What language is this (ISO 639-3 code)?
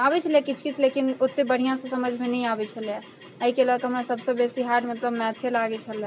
mai